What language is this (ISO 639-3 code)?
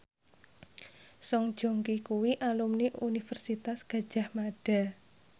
jav